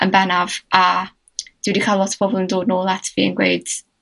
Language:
Welsh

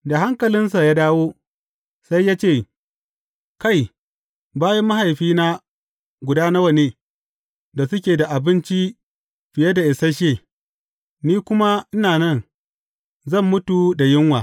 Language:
Hausa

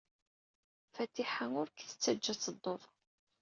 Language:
Kabyle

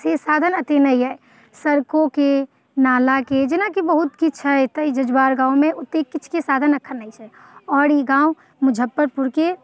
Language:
Maithili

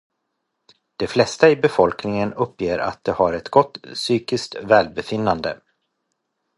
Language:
Swedish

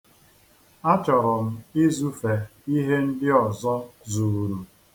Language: Igbo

